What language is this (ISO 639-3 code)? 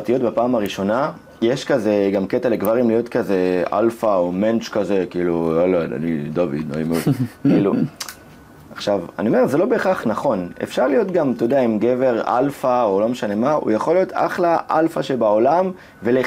heb